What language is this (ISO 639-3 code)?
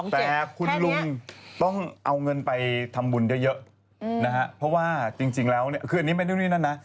tha